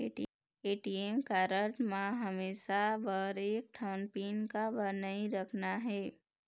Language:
Chhattisgarhi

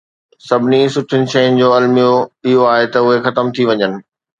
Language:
Sindhi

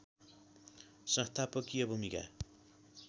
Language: Nepali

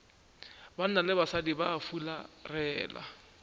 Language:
Northern Sotho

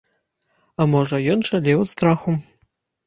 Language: Belarusian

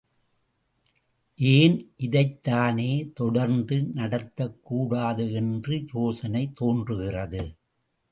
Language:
Tamil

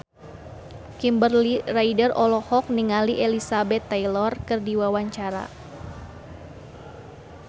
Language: Sundanese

